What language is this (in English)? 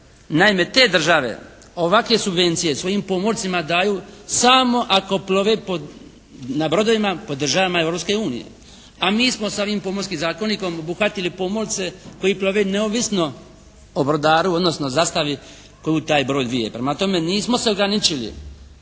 Croatian